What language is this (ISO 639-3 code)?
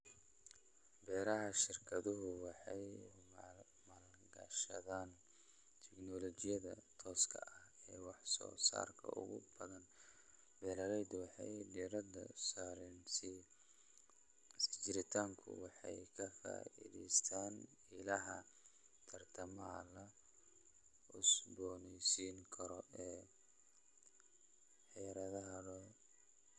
som